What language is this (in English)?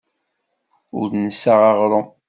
Kabyle